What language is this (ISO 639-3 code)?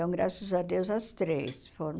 por